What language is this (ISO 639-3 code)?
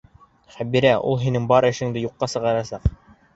bak